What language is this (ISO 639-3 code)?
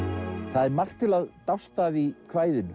isl